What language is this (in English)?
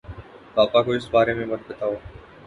Urdu